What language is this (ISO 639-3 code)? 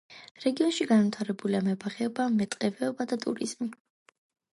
kat